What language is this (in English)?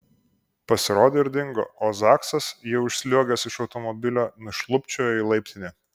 Lithuanian